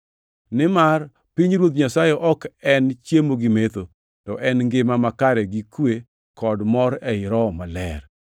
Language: Luo (Kenya and Tanzania)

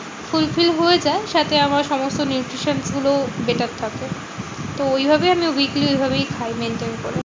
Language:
Bangla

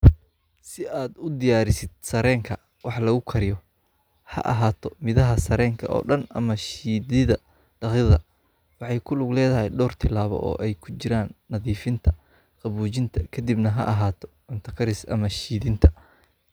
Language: Somali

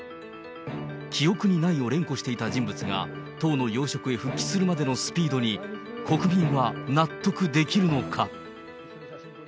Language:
Japanese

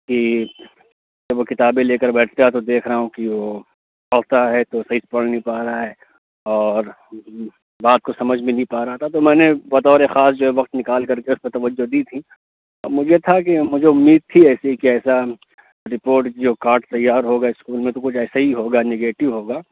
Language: Urdu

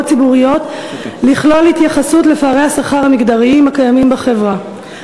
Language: Hebrew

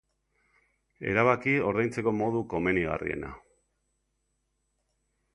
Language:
Basque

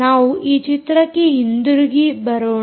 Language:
Kannada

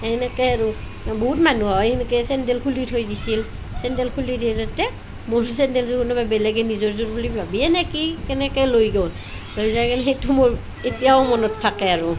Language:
Assamese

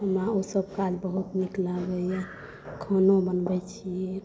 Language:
Maithili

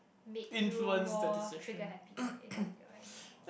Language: English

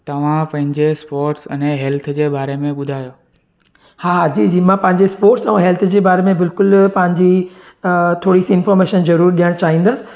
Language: Sindhi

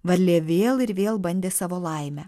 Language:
Lithuanian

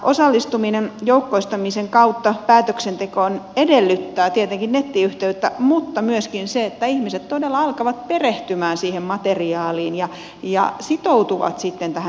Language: Finnish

